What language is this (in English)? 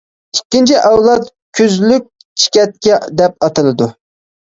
Uyghur